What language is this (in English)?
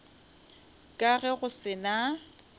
Northern Sotho